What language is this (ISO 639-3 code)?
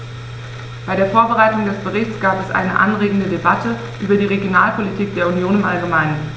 deu